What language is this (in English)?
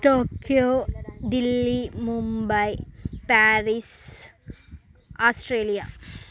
Telugu